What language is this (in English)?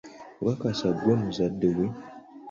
Ganda